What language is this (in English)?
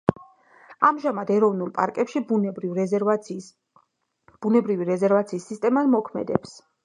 Georgian